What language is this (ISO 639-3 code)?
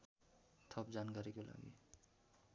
nep